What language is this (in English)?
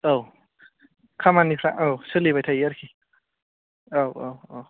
Bodo